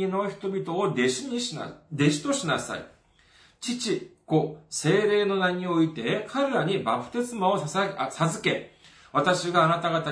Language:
Japanese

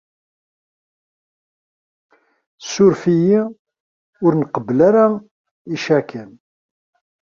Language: Kabyle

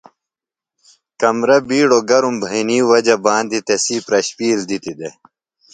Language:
Phalura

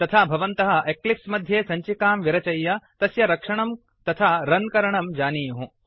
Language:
Sanskrit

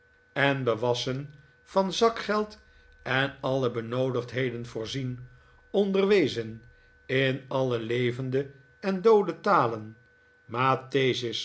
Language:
Dutch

